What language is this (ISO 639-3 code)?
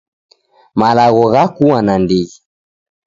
dav